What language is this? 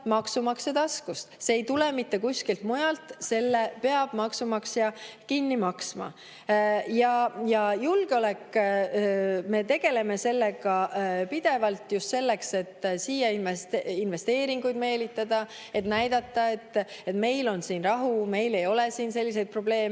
Estonian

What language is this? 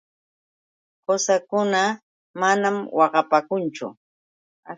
Yauyos Quechua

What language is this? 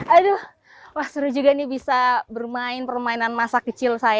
Indonesian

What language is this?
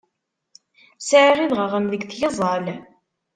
Kabyle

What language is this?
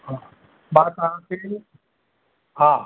Sindhi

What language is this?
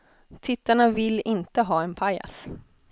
Swedish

